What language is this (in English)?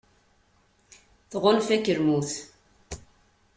Kabyle